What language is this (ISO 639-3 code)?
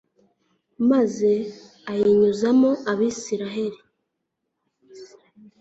kin